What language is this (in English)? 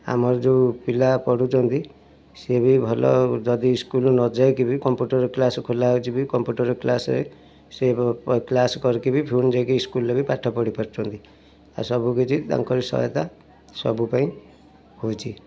Odia